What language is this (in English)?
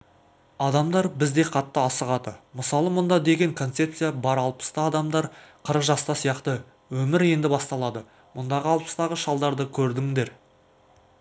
Kazakh